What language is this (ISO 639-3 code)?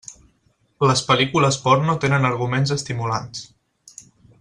cat